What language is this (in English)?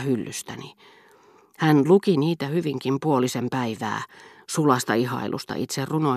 Finnish